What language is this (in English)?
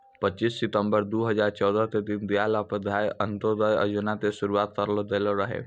Maithili